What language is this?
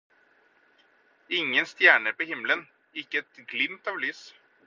Norwegian Bokmål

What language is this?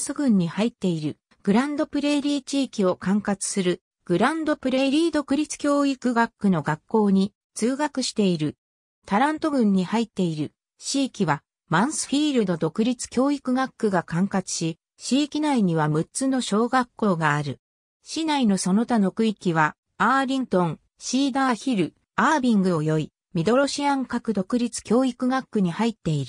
Japanese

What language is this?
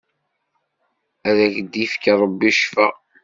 Kabyle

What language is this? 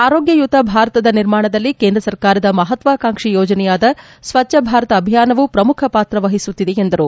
Kannada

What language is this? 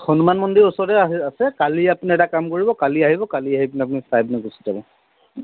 Assamese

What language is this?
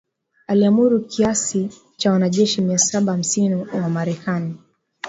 Swahili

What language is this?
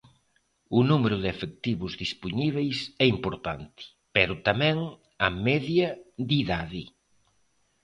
Galician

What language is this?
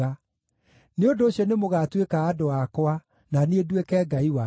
Kikuyu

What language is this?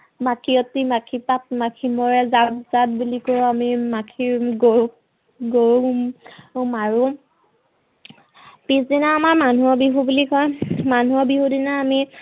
Assamese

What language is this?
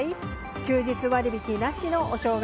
Japanese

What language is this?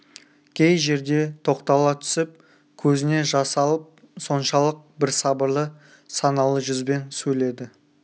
Kazakh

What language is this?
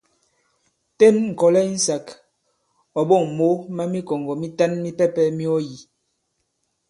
Bankon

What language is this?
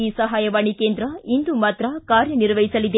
Kannada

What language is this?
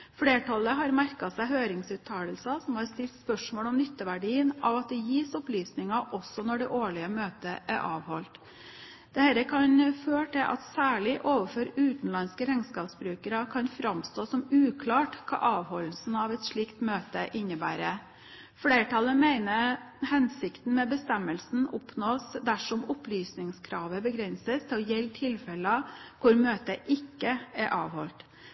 Norwegian Bokmål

